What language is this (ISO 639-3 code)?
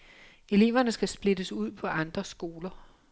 dan